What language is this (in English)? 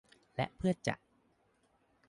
Thai